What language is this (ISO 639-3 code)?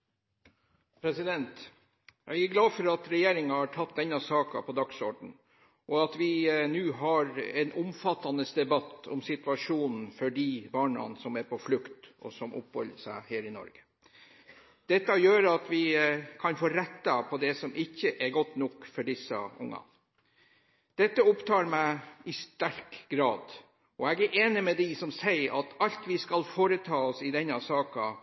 nob